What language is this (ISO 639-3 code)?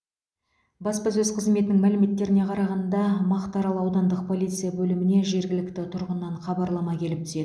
kaz